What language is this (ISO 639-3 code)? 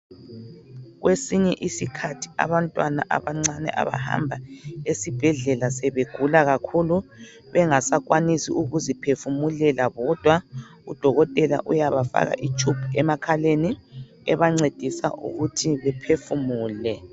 nde